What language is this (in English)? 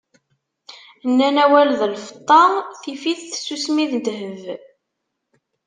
Kabyle